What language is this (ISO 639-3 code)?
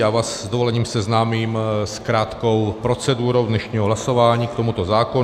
ces